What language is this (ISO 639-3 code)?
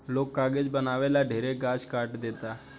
bho